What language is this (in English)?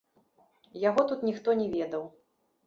Belarusian